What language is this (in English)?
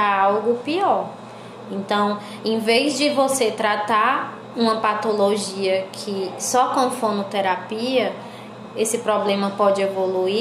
Portuguese